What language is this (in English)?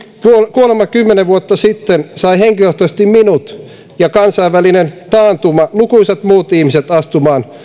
Finnish